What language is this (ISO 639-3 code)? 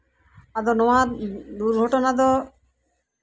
sat